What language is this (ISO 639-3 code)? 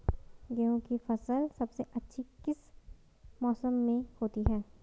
hin